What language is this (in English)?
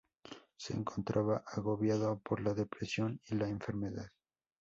Spanish